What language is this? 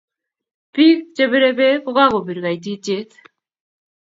Kalenjin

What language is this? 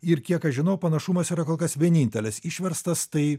Lithuanian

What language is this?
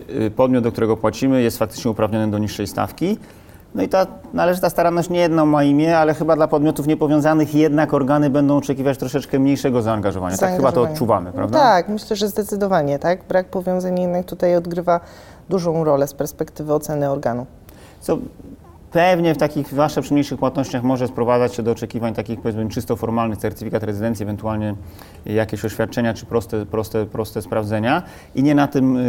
Polish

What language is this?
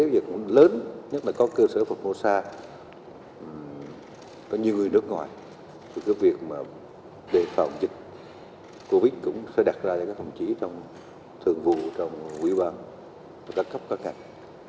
Vietnamese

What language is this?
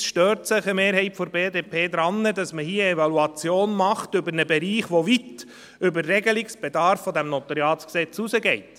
Swiss German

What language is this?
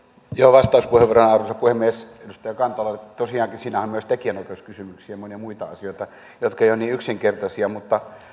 Finnish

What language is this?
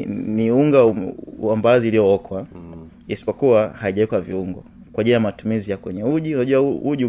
Swahili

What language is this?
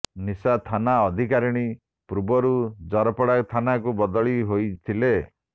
Odia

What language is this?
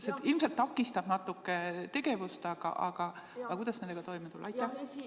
Estonian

